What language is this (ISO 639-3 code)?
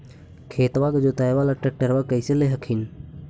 mag